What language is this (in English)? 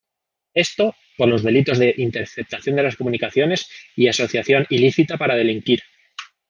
Spanish